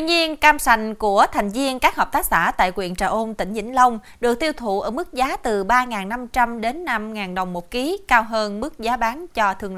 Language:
Vietnamese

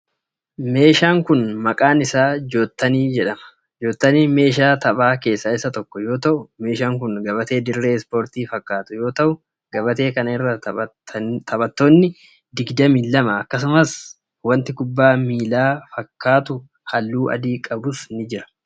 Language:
Oromo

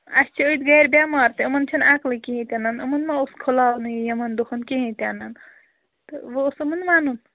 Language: Kashmiri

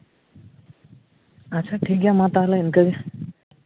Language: Santali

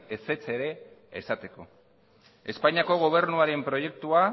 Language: Basque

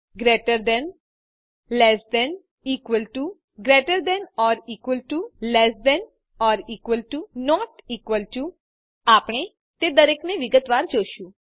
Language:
Gujarati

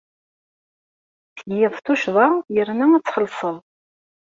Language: Kabyle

